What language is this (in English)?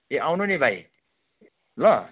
Nepali